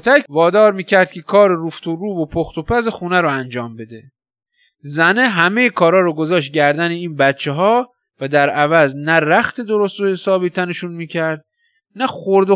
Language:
Persian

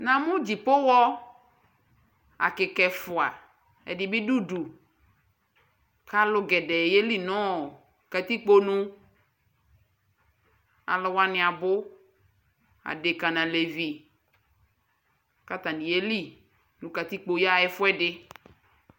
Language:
Ikposo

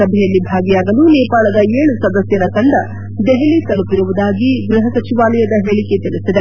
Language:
Kannada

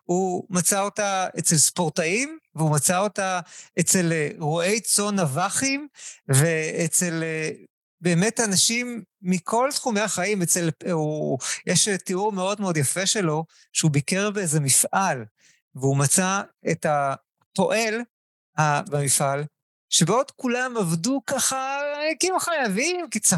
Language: Hebrew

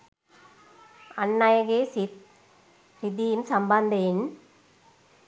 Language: Sinhala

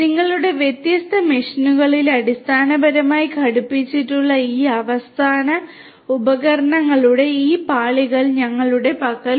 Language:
Malayalam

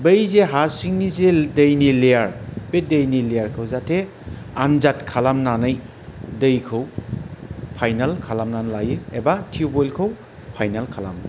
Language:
Bodo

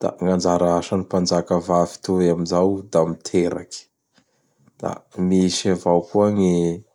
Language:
Bara Malagasy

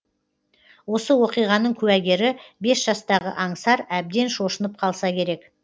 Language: Kazakh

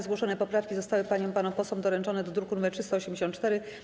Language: Polish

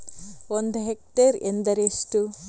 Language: Kannada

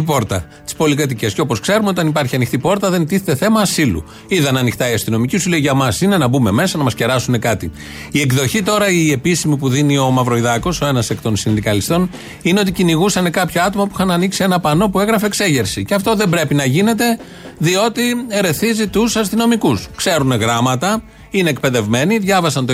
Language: Greek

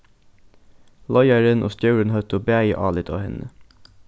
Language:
Faroese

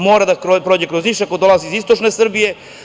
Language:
Serbian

